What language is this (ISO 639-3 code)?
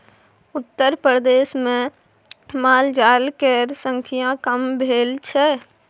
mai